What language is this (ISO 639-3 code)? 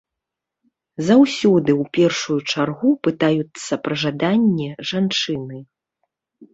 bel